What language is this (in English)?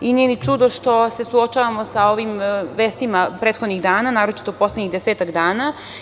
Serbian